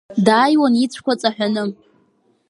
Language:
Abkhazian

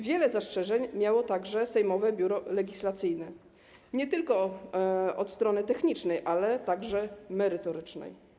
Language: Polish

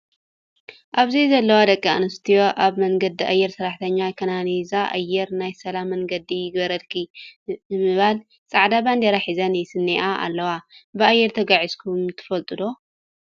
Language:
Tigrinya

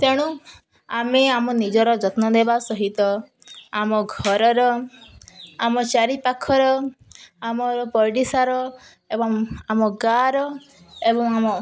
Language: Odia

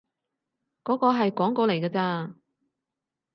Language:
Cantonese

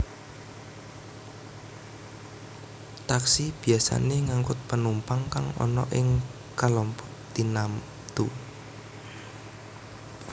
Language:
Javanese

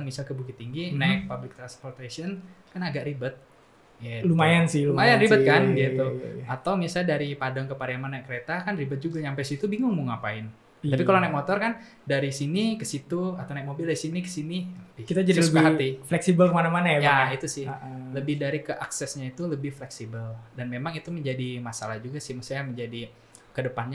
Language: Indonesian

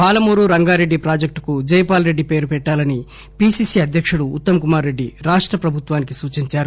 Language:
Telugu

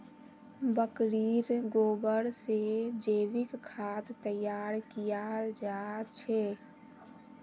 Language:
Magahi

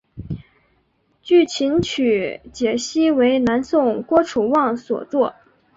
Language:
Chinese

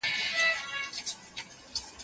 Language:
Pashto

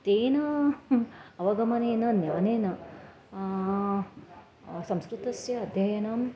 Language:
Sanskrit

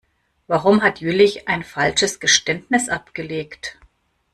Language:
German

